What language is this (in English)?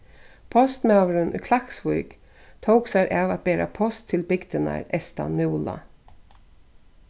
Faroese